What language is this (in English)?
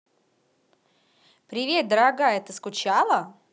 Russian